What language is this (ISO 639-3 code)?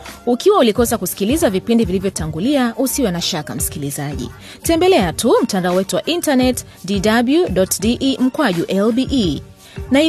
swa